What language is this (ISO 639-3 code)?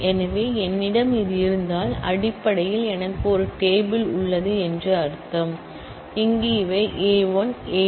tam